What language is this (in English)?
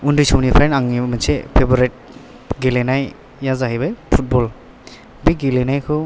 Bodo